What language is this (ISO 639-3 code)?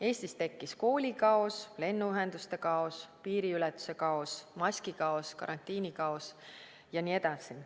est